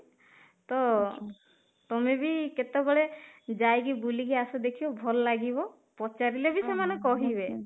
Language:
Odia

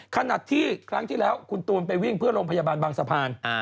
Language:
Thai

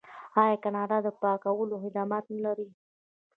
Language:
Pashto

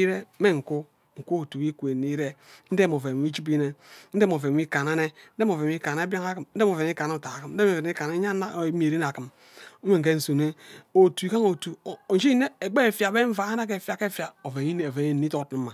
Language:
Ubaghara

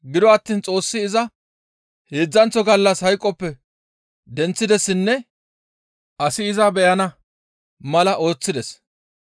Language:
Gamo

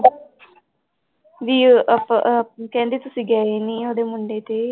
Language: Punjabi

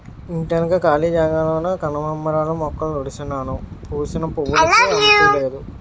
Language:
Telugu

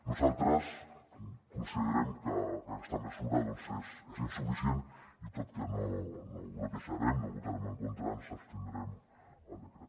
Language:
Catalan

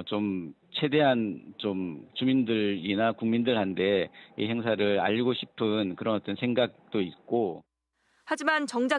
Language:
Korean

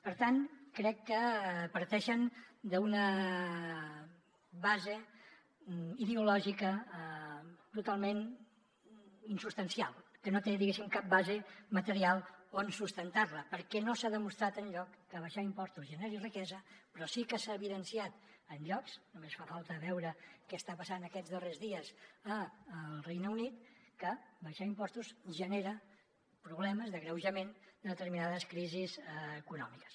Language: Catalan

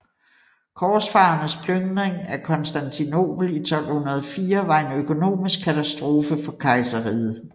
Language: Danish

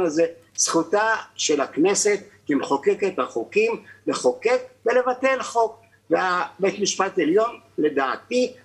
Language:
Hebrew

